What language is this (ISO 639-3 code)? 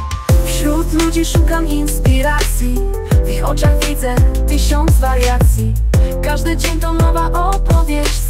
pol